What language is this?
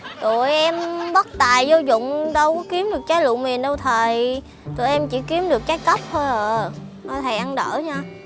Vietnamese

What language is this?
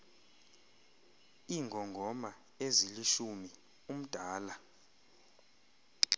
Xhosa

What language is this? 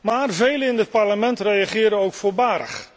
Dutch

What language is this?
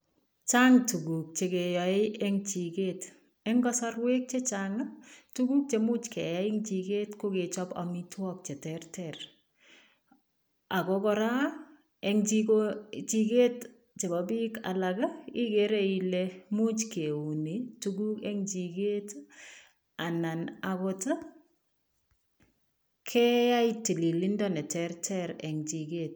Kalenjin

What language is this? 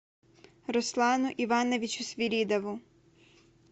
Russian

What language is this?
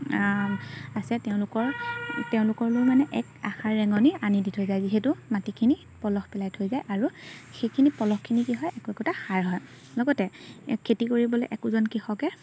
Assamese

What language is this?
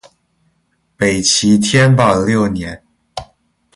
Chinese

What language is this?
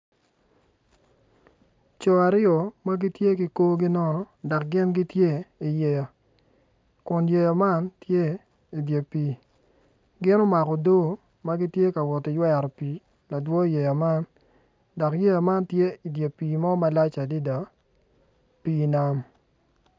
Acoli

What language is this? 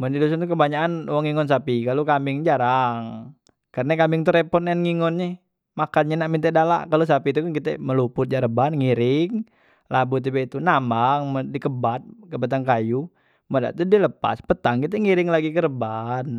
Musi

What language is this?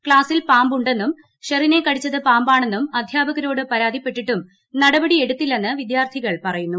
Malayalam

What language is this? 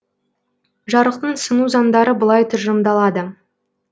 Kazakh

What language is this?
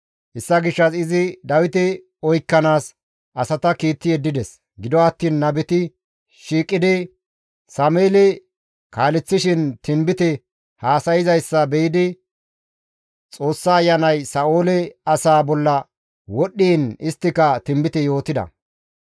Gamo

